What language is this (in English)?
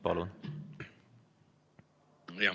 Estonian